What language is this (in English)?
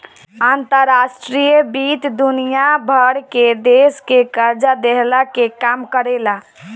Bhojpuri